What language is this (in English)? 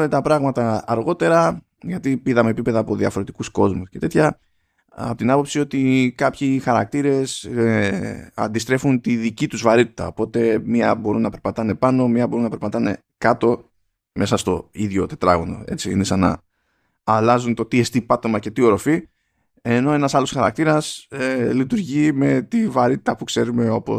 Greek